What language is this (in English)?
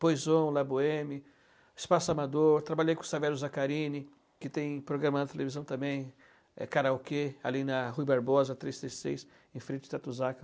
Portuguese